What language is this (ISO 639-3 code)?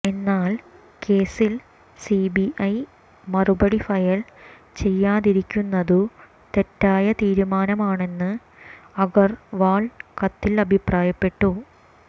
mal